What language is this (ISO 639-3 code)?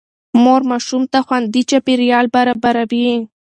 pus